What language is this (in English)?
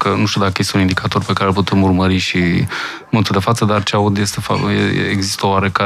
Romanian